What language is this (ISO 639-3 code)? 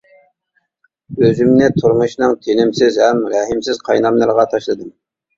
uig